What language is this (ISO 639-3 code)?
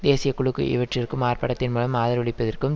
tam